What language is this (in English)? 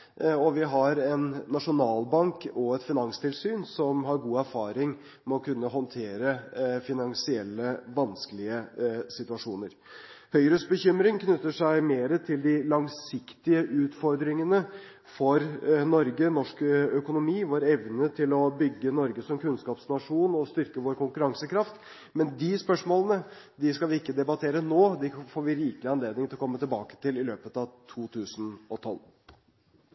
Norwegian Bokmål